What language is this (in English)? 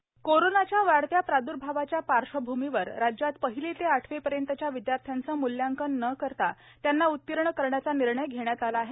Marathi